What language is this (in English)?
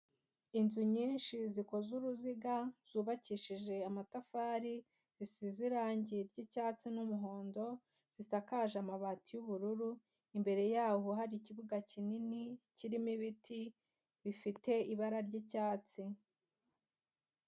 Kinyarwanda